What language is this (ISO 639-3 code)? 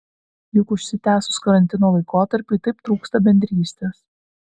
lit